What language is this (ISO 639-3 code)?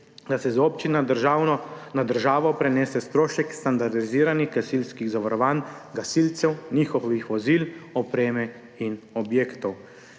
slv